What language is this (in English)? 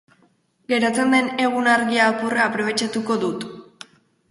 Basque